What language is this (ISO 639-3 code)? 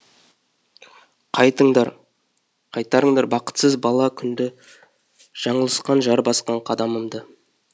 kaz